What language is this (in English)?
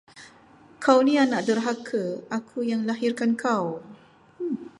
Malay